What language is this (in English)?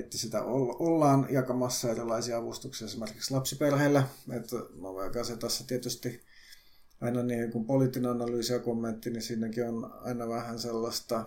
Finnish